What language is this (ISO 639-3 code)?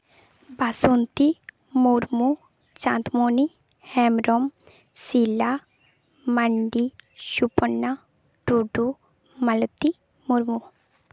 sat